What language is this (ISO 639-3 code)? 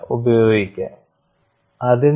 mal